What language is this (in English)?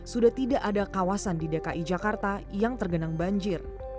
Indonesian